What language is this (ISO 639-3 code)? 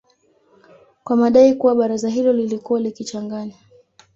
swa